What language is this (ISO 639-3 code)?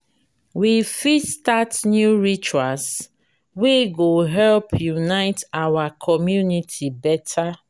pcm